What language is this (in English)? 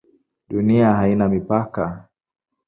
Swahili